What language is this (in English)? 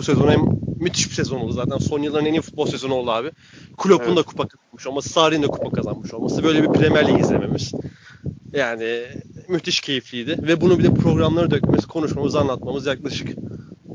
Turkish